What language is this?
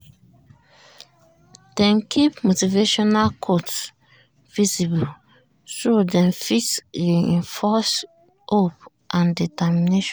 Nigerian Pidgin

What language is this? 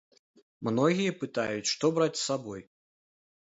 Belarusian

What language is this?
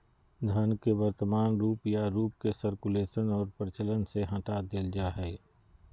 Magahi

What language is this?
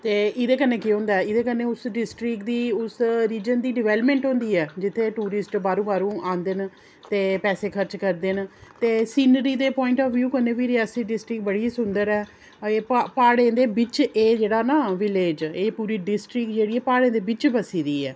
Dogri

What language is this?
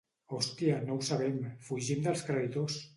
Catalan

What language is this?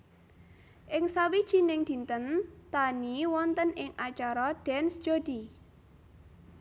Javanese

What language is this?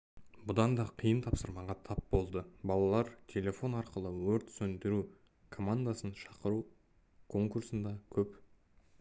Kazakh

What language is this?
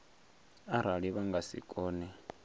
Venda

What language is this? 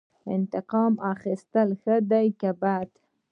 Pashto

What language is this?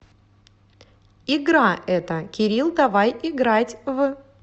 Russian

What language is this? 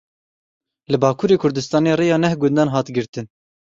Kurdish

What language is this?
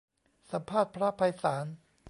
Thai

